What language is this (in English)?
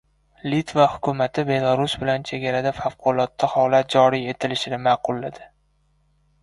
Uzbek